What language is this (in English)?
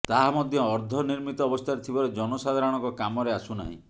Odia